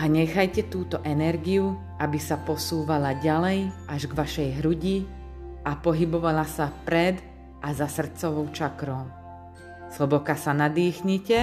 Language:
Slovak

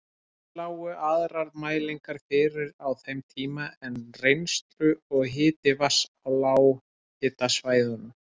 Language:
Icelandic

